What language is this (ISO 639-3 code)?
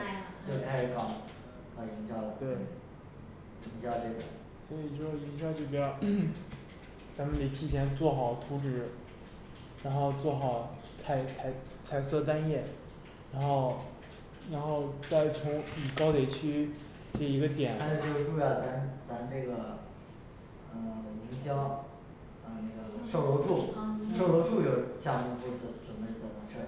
zho